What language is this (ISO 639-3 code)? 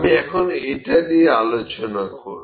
ben